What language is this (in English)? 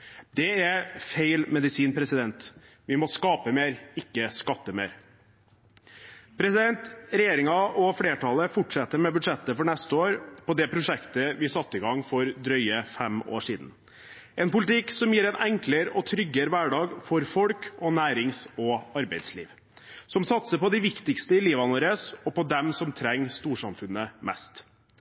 Norwegian Bokmål